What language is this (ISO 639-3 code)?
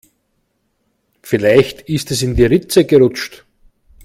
deu